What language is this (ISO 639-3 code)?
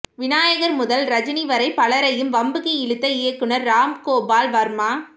tam